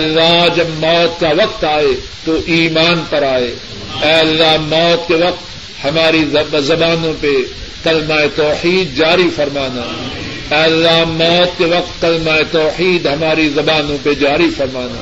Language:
Urdu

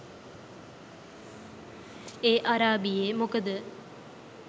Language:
Sinhala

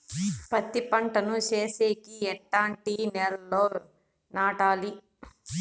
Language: Telugu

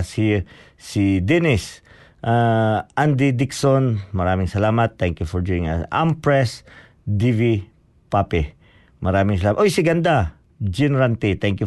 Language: Filipino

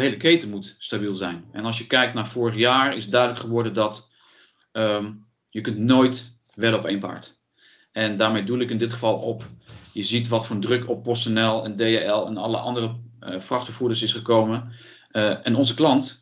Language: Dutch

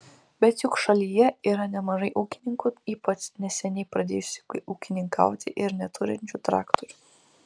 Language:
Lithuanian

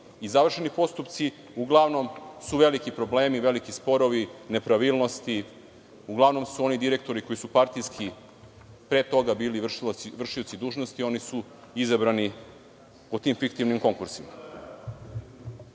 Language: Serbian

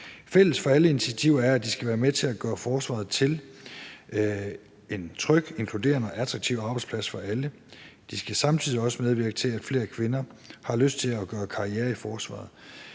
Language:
Danish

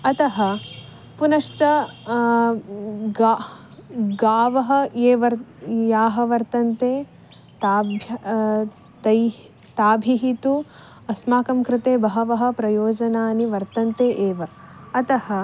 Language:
Sanskrit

